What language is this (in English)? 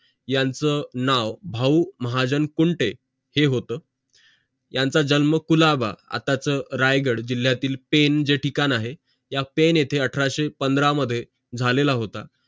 Marathi